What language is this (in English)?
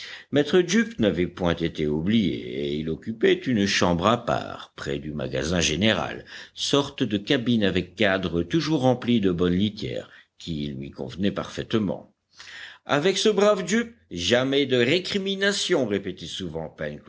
French